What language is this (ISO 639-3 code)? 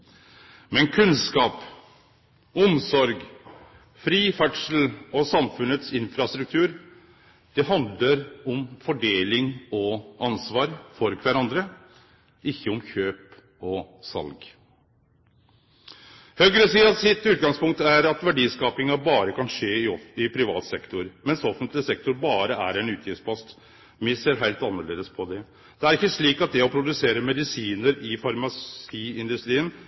nno